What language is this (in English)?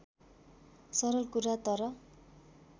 Nepali